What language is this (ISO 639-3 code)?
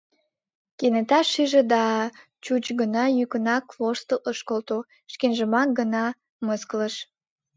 chm